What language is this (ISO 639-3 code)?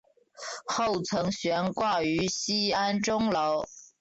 zho